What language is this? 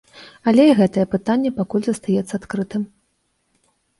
Belarusian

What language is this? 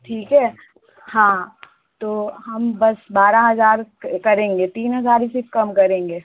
Hindi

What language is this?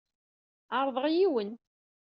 Kabyle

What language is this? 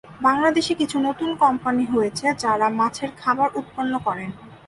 Bangla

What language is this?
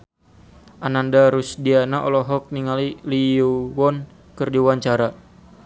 Sundanese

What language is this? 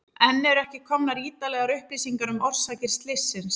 Icelandic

